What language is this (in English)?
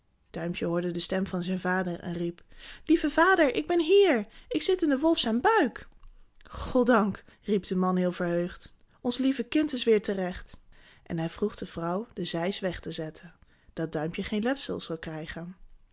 Dutch